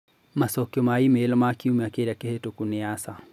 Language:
Kikuyu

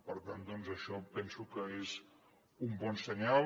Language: Catalan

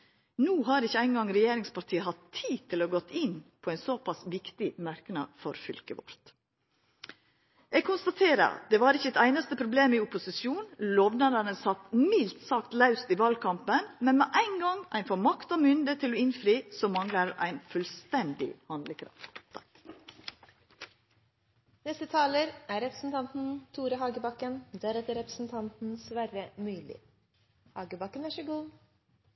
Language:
Norwegian Nynorsk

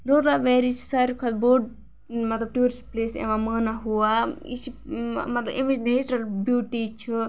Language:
Kashmiri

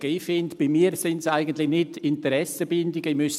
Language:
Swiss German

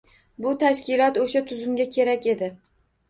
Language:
Uzbek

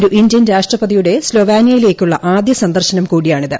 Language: Malayalam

